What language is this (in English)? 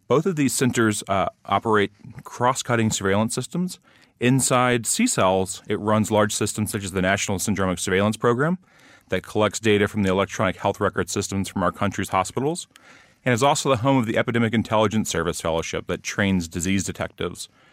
English